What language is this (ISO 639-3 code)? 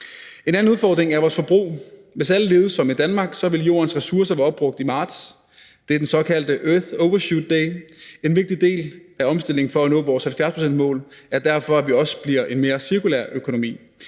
dan